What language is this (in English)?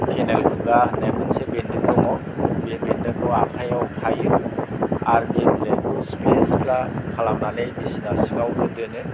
Bodo